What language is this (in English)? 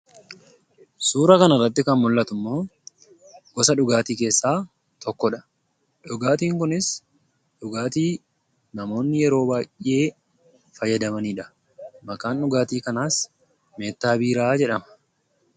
Oromo